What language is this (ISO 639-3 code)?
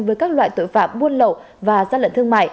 vie